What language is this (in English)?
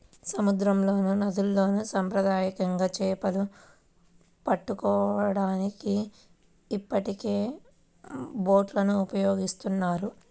Telugu